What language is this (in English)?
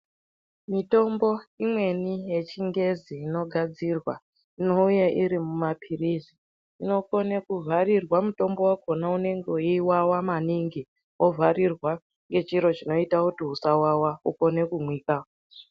Ndau